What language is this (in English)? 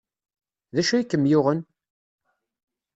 Kabyle